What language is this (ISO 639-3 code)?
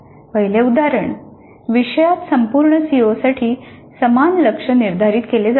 mar